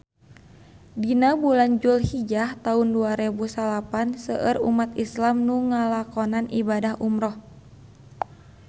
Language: Sundanese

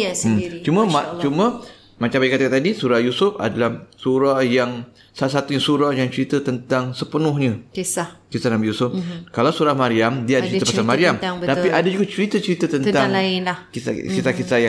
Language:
Malay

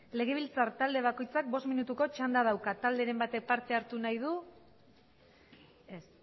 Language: Basque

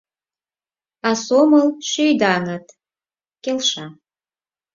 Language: Mari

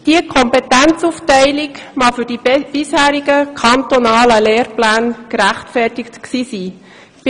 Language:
Swiss German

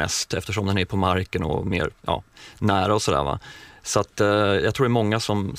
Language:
Swedish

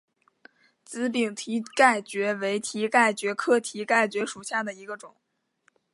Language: Chinese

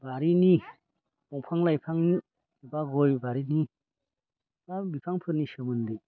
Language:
Bodo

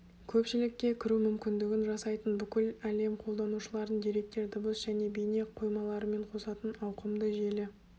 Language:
Kazakh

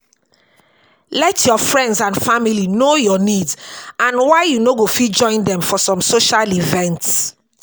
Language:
Nigerian Pidgin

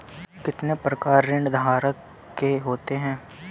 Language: Hindi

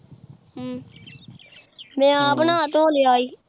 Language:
Punjabi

